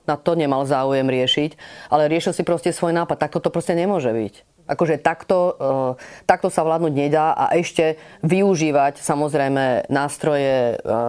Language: Slovak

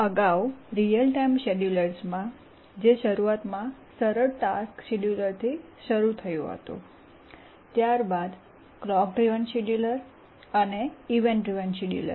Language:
Gujarati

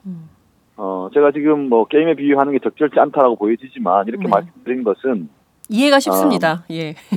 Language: Korean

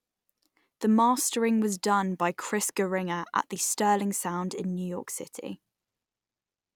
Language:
English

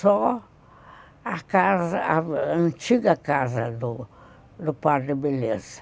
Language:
Portuguese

